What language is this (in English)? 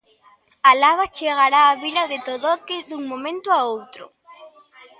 Galician